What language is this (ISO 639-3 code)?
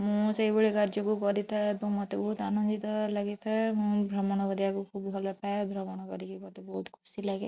ori